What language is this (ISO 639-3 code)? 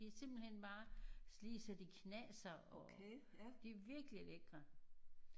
dan